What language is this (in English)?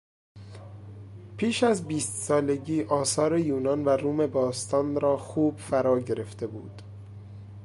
Persian